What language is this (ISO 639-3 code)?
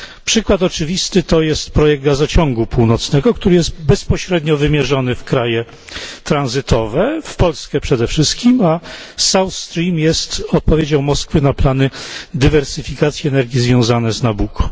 pol